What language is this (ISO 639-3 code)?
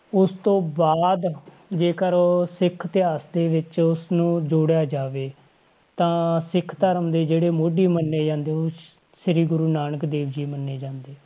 pan